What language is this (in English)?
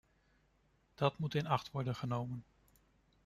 Dutch